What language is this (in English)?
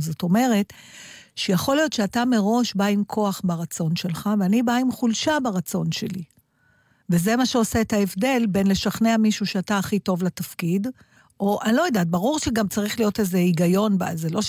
Hebrew